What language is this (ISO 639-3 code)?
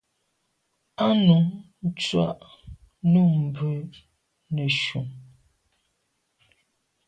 byv